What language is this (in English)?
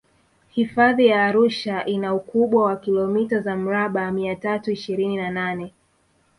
Swahili